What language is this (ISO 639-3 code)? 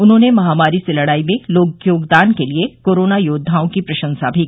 hin